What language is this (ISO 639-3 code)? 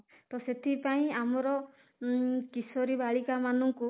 ori